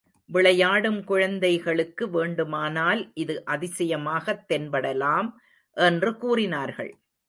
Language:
Tamil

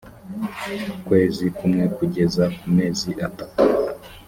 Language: Kinyarwanda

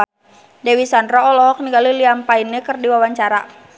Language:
Sundanese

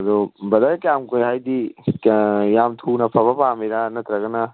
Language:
Manipuri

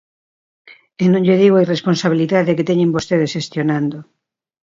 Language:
Galician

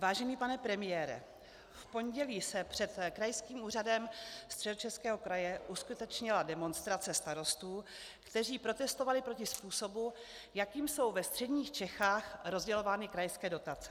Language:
Czech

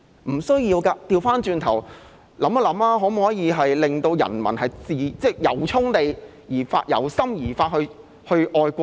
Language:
Cantonese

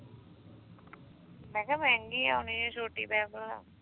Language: Punjabi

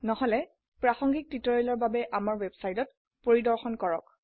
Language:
Assamese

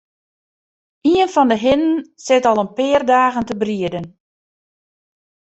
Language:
Western Frisian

